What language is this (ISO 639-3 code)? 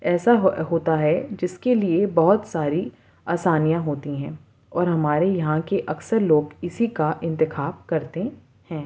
urd